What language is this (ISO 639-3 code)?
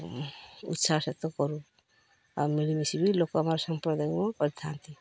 ori